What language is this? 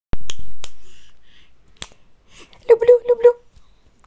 Russian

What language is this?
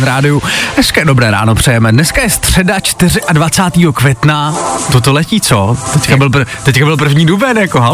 Czech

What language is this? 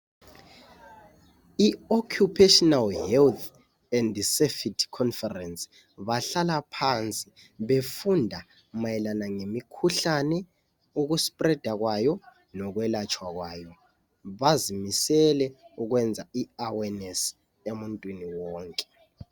North Ndebele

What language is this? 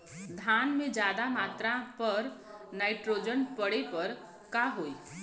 Bhojpuri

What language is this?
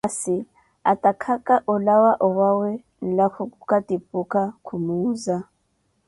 Koti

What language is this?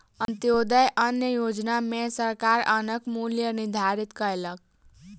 Maithili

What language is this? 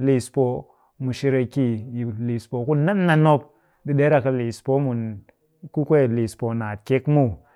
Cakfem-Mushere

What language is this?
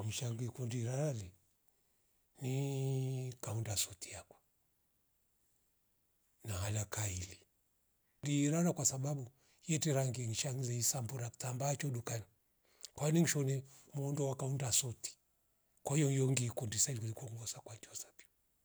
Rombo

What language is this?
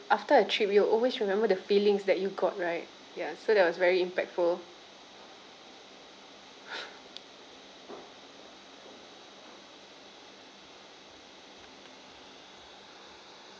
English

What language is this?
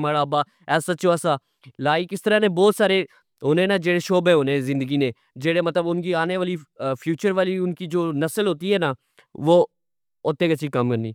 Pahari-Potwari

